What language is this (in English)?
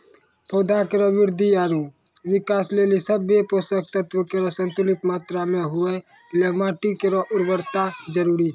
Maithili